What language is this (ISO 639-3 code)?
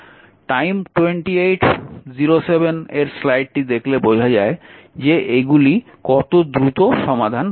ben